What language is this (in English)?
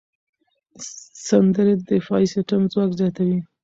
Pashto